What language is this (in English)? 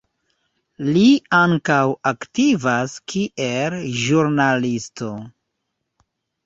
Esperanto